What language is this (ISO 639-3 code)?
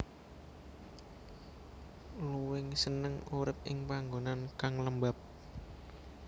jav